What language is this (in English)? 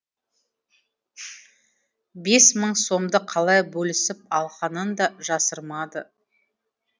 Kazakh